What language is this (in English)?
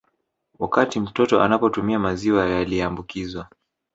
Swahili